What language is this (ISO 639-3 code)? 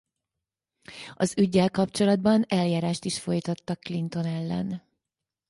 hun